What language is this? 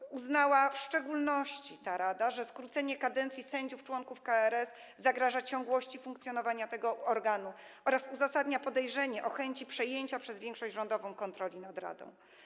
Polish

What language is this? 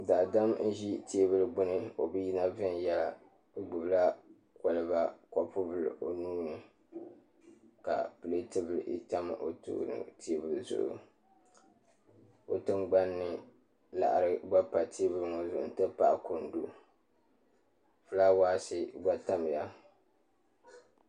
Dagbani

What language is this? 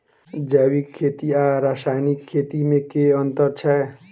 Maithili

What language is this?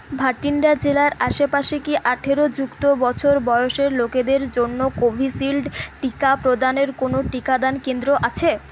Bangla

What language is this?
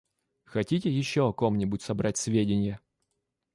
Russian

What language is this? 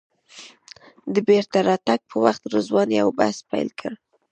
Pashto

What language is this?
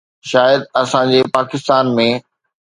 Sindhi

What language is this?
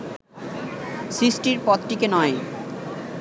Bangla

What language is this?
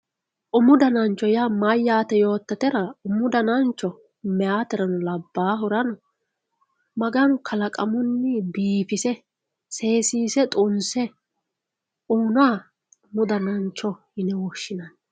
Sidamo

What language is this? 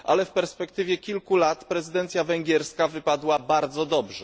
Polish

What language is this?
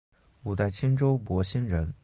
Chinese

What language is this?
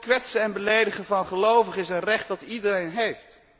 Dutch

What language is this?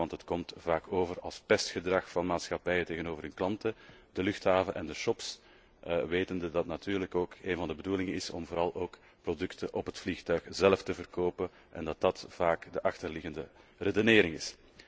Dutch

